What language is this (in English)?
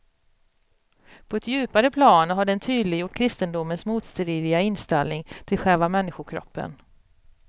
Swedish